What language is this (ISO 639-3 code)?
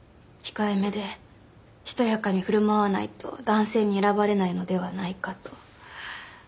jpn